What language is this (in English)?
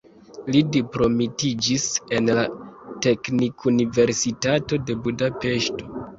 Esperanto